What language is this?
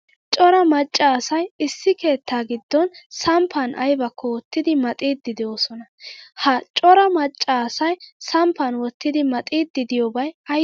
Wolaytta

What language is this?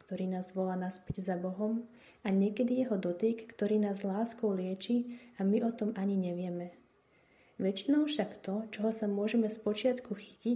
Slovak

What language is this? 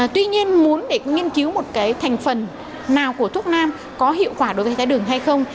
Vietnamese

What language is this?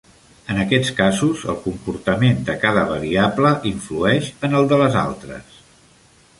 Catalan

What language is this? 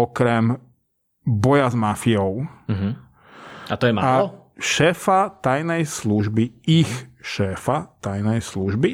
Slovak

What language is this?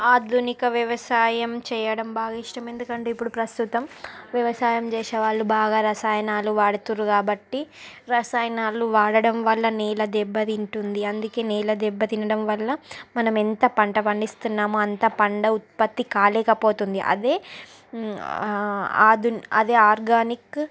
Telugu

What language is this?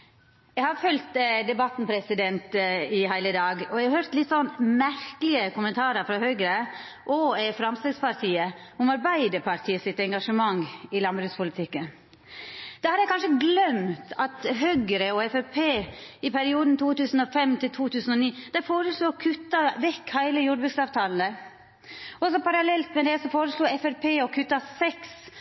Norwegian Nynorsk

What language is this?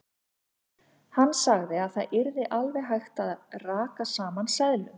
Icelandic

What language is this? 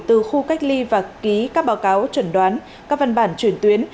Vietnamese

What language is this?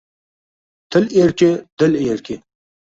Uzbek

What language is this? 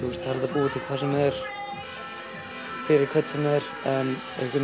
Icelandic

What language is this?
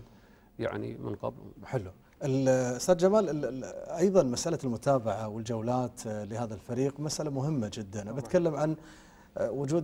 Arabic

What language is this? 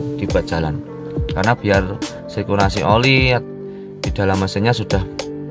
Indonesian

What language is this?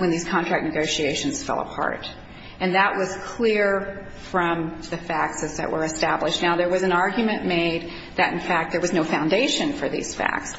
English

